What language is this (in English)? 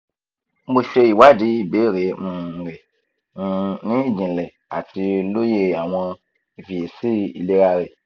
Yoruba